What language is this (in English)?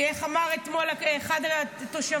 Hebrew